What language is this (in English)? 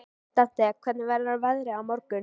Icelandic